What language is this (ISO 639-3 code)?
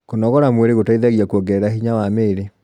kik